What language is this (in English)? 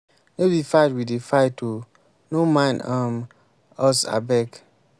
Nigerian Pidgin